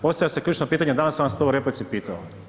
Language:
Croatian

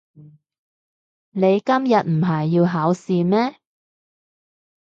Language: Cantonese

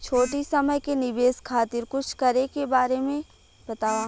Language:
Bhojpuri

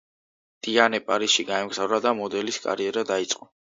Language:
Georgian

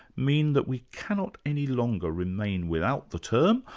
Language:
English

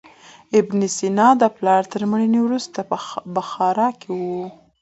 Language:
Pashto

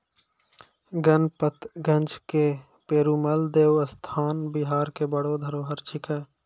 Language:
Maithili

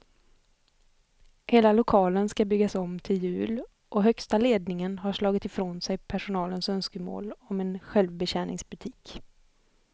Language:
Swedish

